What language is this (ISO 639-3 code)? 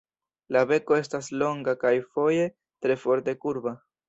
epo